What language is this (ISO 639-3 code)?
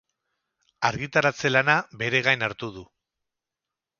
eus